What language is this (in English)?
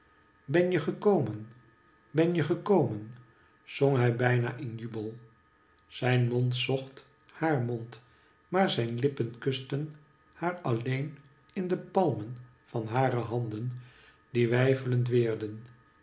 Dutch